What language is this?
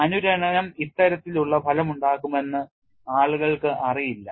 Malayalam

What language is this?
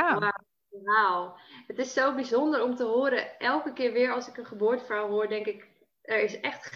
Dutch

